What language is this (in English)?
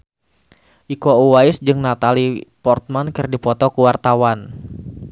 Sundanese